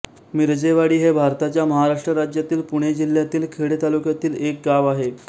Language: Marathi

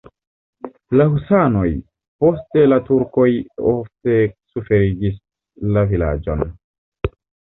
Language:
Esperanto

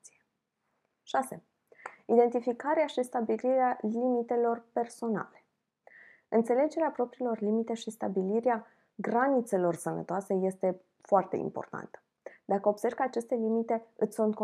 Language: Romanian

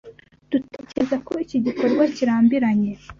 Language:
Kinyarwanda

